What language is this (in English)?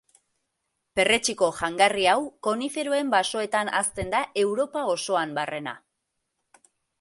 Basque